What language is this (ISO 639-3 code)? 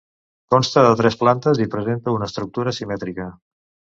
cat